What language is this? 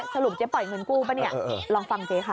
Thai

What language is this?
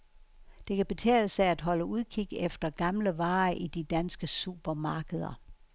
Danish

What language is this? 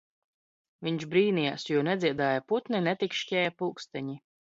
Latvian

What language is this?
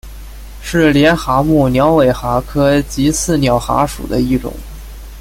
Chinese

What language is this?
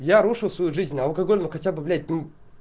Russian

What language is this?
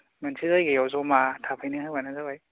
Bodo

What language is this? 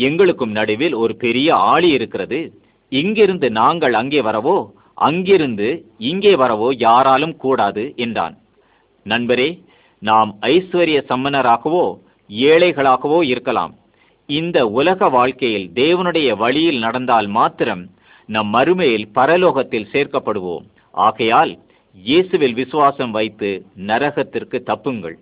Malay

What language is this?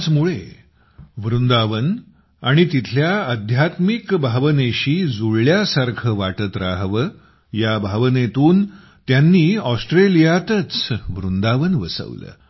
Marathi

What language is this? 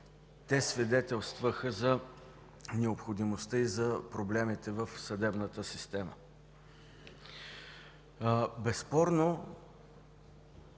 Bulgarian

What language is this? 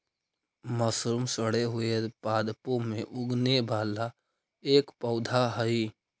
Magahi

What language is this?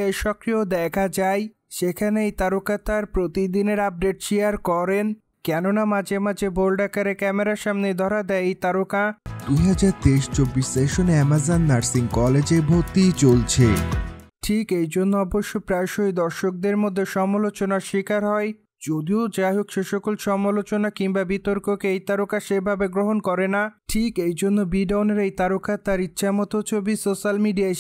Bangla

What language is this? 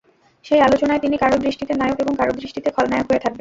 Bangla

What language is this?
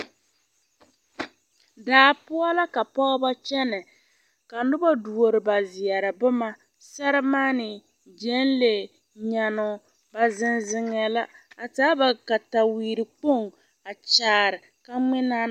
Southern Dagaare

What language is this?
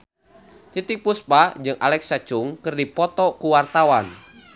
Sundanese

